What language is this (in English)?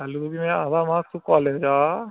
Dogri